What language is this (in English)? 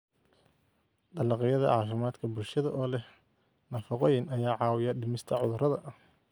Somali